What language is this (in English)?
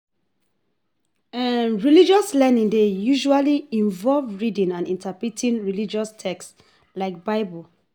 Nigerian Pidgin